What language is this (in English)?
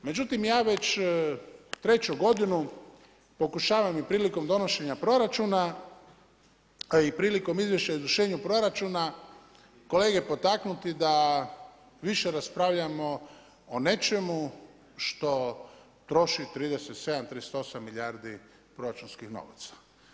Croatian